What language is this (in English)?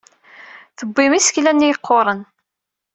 Kabyle